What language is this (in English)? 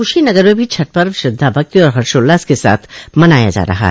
Hindi